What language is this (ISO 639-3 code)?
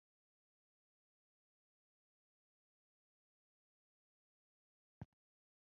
lug